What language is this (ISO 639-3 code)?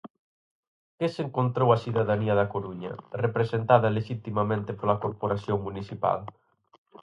glg